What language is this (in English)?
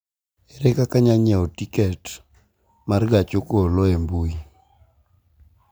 Luo (Kenya and Tanzania)